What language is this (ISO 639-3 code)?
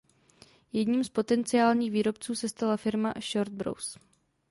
ces